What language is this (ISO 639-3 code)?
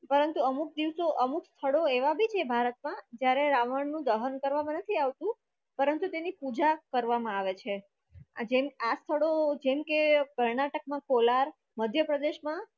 guj